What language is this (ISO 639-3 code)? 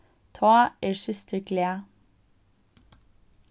fao